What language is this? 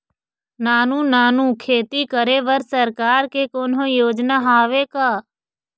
Chhattisgarhi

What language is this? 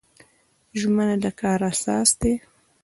Pashto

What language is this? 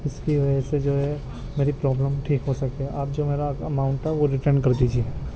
Urdu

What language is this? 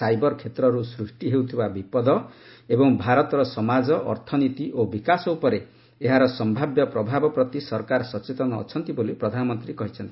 Odia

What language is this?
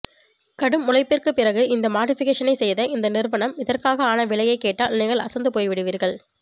Tamil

